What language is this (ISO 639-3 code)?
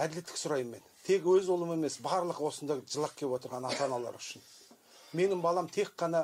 tur